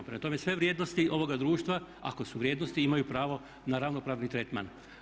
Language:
Croatian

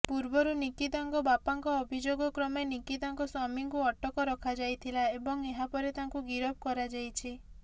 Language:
Odia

